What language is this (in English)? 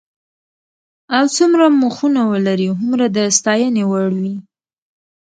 Pashto